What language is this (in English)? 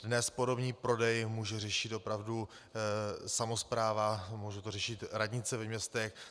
Czech